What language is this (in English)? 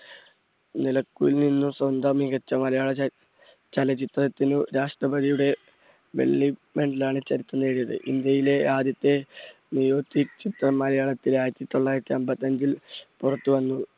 Malayalam